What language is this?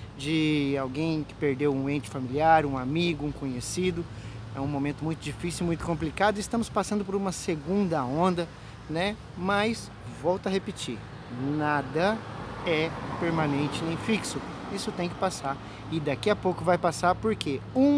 Portuguese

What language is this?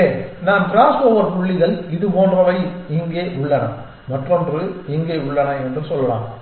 Tamil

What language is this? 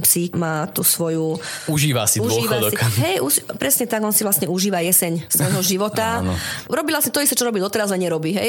Slovak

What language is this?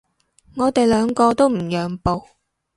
Cantonese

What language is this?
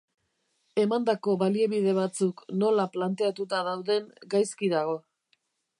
Basque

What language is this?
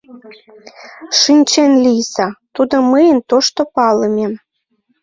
Mari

